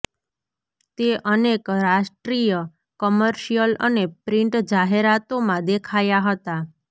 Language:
Gujarati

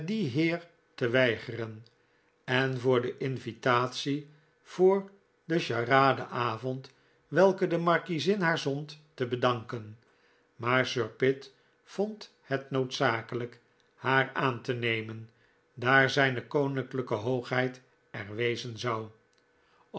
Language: Dutch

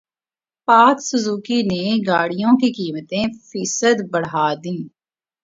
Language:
Urdu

